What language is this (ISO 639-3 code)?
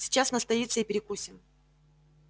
rus